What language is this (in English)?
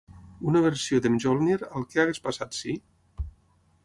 Catalan